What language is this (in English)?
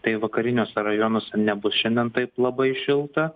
Lithuanian